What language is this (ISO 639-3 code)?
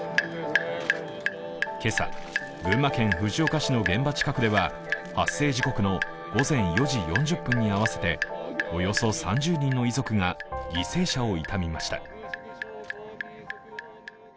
jpn